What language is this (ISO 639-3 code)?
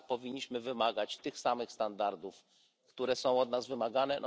pol